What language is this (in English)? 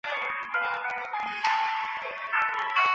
Chinese